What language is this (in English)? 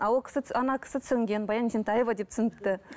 Kazakh